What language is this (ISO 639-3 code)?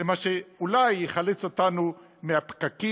heb